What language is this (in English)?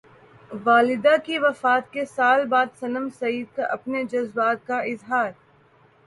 Urdu